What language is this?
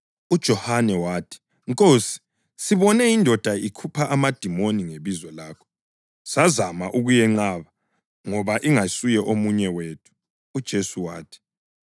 North Ndebele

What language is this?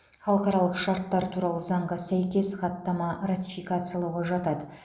Kazakh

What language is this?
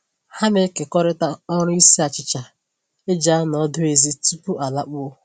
Igbo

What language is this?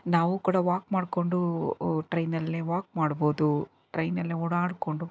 Kannada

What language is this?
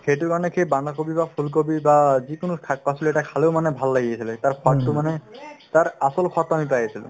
Assamese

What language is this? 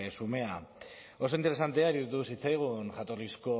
Basque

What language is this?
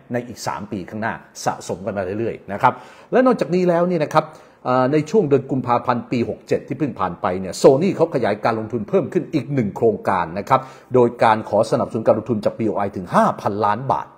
Thai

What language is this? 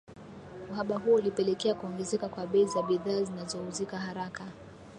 Swahili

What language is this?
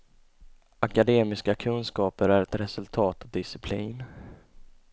Swedish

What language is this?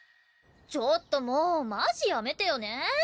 Japanese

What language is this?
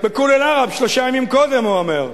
Hebrew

